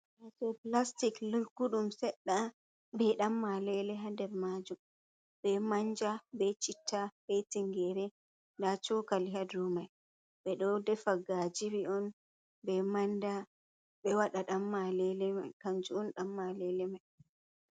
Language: Fula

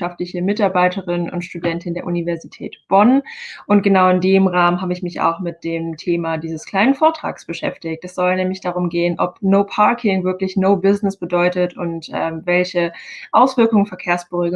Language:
German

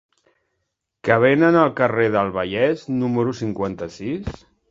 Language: Catalan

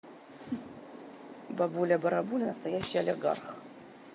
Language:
Russian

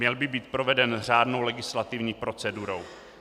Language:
Czech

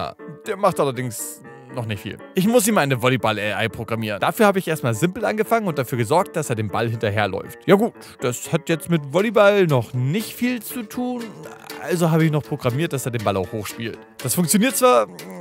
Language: German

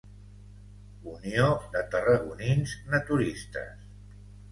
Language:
Catalan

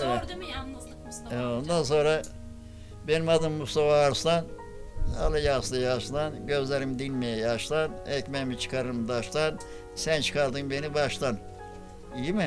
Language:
Turkish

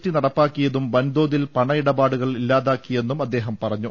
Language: Malayalam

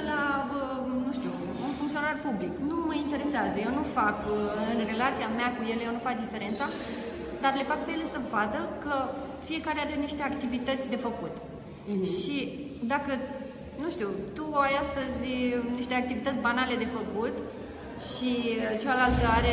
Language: Romanian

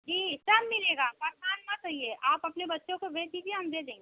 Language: Hindi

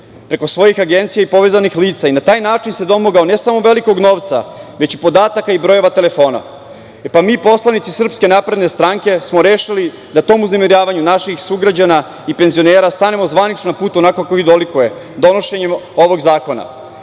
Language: Serbian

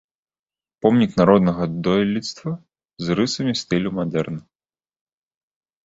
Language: Belarusian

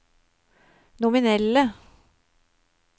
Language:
Norwegian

